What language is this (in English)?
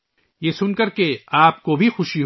Urdu